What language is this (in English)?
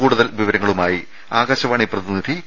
Malayalam